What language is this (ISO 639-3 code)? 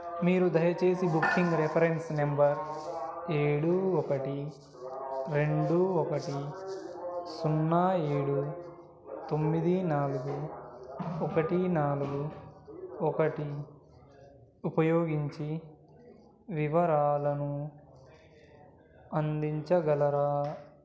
tel